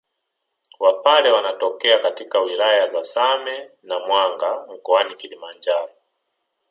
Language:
Swahili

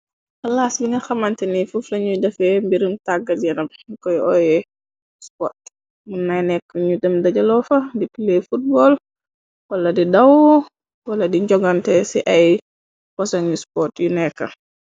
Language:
Wolof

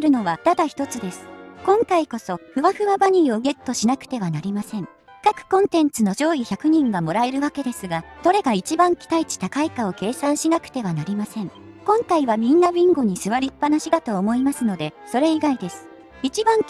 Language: Japanese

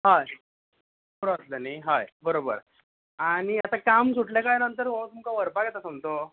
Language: Konkani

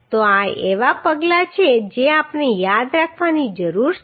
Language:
Gujarati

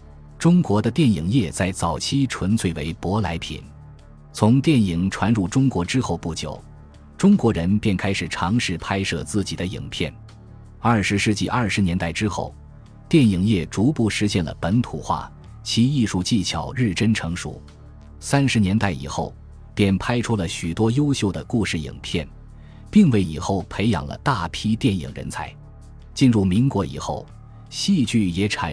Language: Chinese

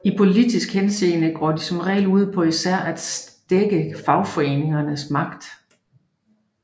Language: Danish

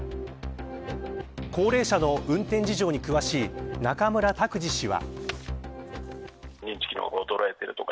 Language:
Japanese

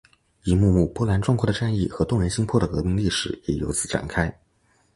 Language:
Chinese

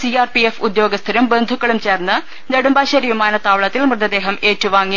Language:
Malayalam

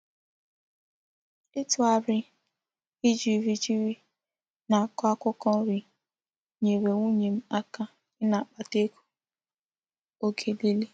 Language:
Igbo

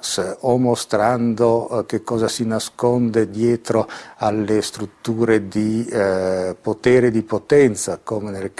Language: Italian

